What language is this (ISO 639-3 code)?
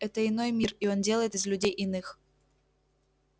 rus